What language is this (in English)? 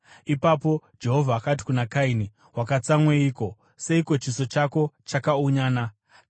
Shona